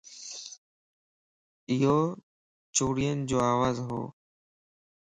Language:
Lasi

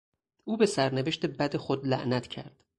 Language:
Persian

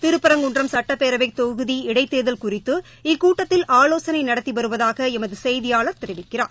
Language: Tamil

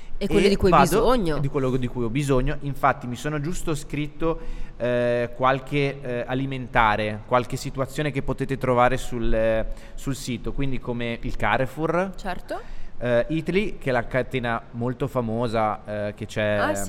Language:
Italian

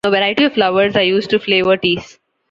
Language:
English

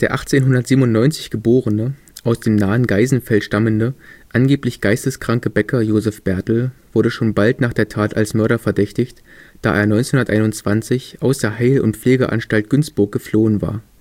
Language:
German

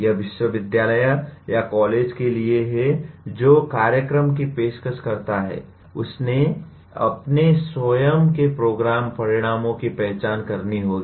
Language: Hindi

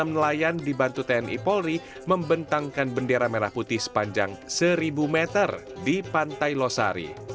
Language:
Indonesian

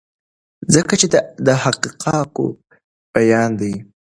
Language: Pashto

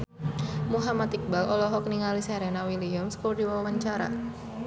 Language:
Sundanese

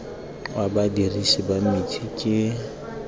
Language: Tswana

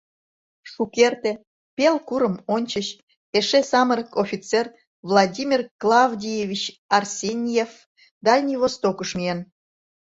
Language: Mari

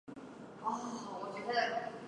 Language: Chinese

